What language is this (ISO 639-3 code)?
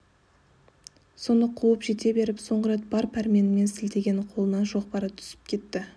kaz